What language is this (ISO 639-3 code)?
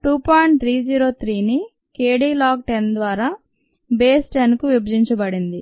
tel